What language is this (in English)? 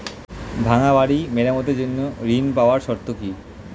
Bangla